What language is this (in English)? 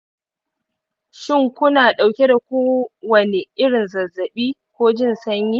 Hausa